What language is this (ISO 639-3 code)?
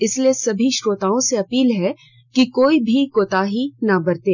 hin